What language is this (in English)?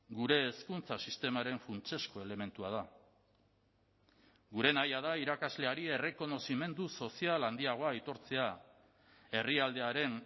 Basque